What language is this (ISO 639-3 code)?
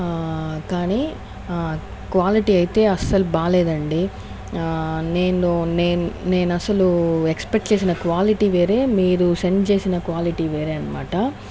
tel